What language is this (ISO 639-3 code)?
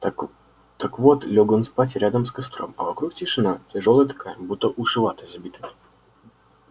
rus